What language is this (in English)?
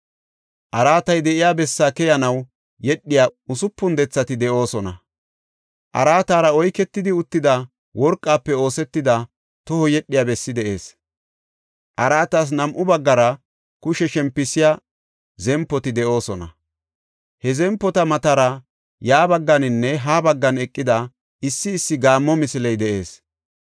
Gofa